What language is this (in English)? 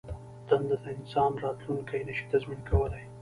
Pashto